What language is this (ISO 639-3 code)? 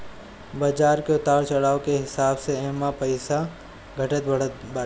bho